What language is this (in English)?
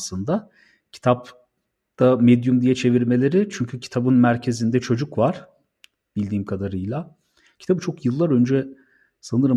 Turkish